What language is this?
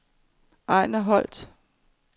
Danish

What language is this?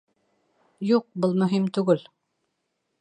Bashkir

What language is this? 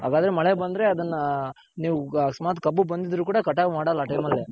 Kannada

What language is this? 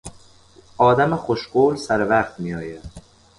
Persian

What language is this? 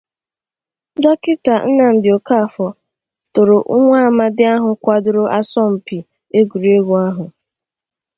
Igbo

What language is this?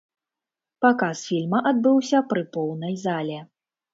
Belarusian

